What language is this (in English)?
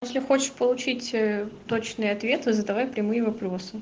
Russian